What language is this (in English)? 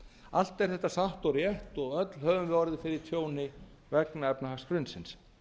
Icelandic